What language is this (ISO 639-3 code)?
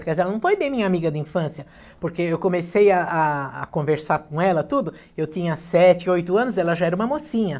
por